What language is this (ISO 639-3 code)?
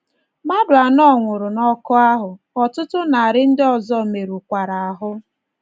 ibo